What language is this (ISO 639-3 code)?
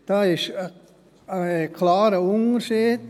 gsw